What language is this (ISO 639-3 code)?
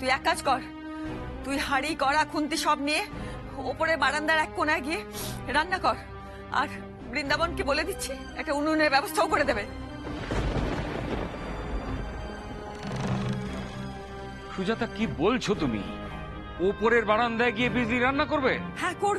hin